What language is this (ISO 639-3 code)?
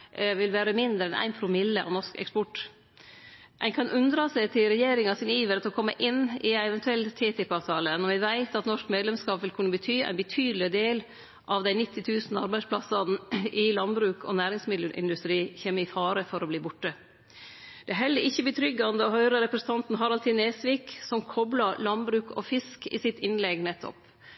nno